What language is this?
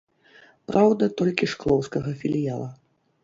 Belarusian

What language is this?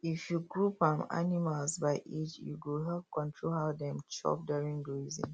Nigerian Pidgin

